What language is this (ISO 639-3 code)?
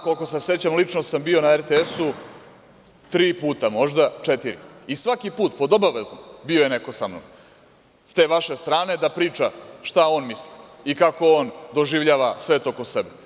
srp